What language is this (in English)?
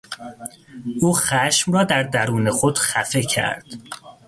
Persian